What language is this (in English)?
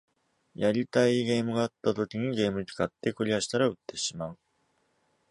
Japanese